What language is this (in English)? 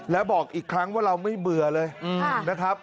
Thai